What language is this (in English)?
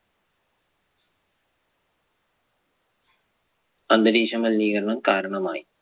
Malayalam